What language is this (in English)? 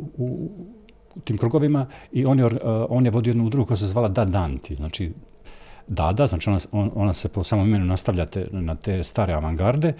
Croatian